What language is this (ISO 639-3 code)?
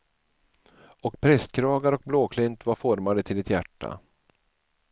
swe